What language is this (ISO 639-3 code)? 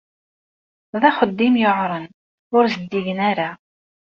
kab